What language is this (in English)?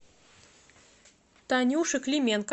Russian